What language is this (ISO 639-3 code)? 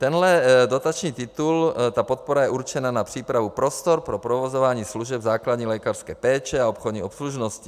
ces